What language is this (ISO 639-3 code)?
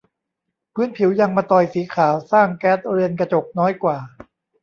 tha